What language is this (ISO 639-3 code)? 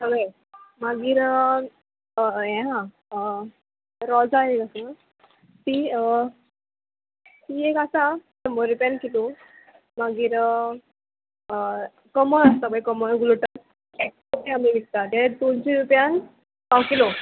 kok